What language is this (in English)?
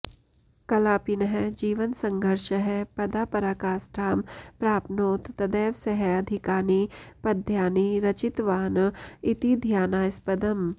Sanskrit